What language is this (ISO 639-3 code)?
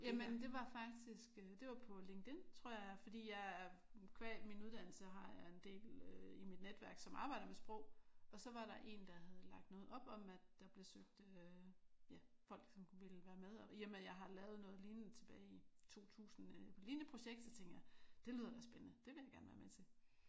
dan